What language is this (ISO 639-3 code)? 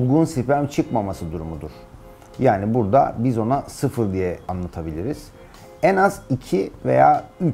tur